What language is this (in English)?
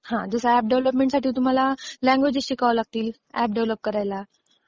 Marathi